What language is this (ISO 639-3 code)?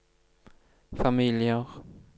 nor